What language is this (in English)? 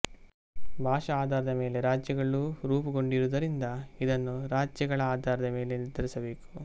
Kannada